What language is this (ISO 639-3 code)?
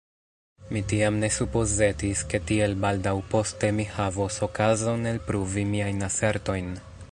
epo